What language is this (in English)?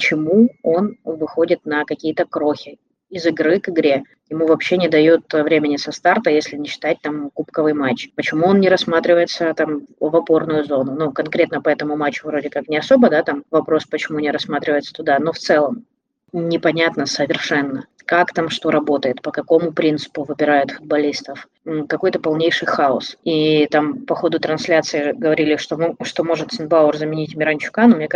Russian